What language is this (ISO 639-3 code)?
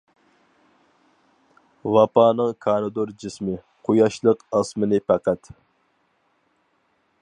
uig